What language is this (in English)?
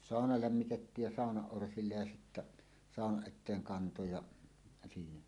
Finnish